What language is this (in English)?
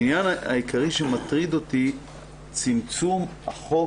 Hebrew